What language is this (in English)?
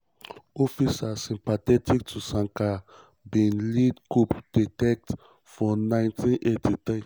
Nigerian Pidgin